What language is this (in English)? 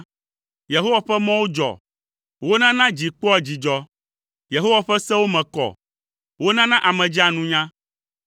Ewe